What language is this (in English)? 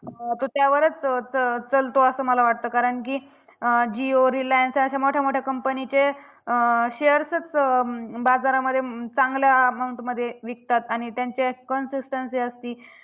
Marathi